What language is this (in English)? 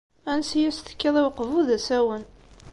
Kabyle